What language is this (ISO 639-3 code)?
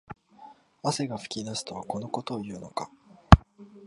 jpn